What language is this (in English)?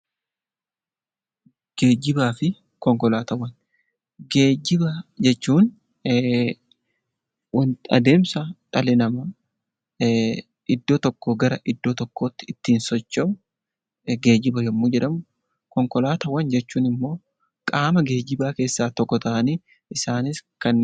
Oromo